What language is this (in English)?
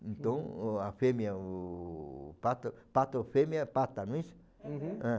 Portuguese